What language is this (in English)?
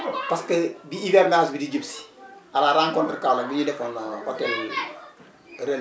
Wolof